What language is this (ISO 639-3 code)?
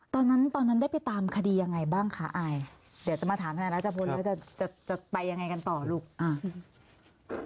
tha